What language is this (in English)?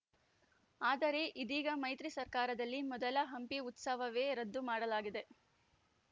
Kannada